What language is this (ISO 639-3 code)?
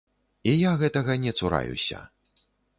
bel